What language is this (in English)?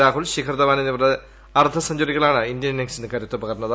Malayalam